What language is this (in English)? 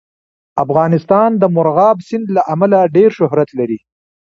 Pashto